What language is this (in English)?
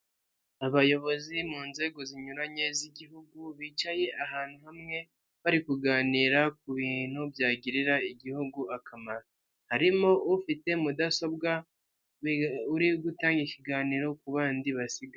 Kinyarwanda